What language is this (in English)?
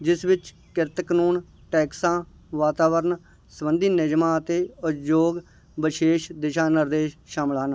Punjabi